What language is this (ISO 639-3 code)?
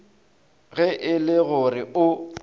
nso